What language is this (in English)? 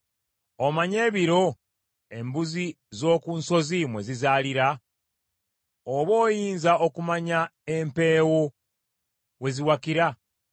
Ganda